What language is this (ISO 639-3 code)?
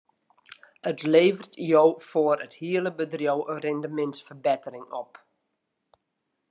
fry